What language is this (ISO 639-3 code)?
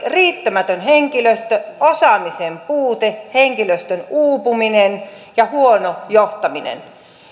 fin